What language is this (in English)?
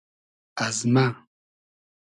Hazaragi